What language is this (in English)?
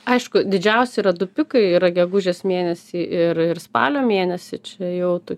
Lithuanian